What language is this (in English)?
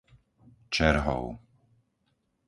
Slovak